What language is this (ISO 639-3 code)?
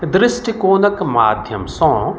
mai